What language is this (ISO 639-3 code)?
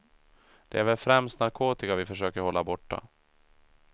swe